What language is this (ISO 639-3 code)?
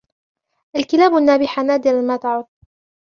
ara